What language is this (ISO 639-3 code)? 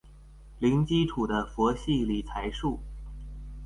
zho